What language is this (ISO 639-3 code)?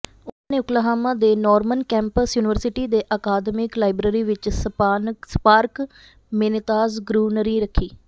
pan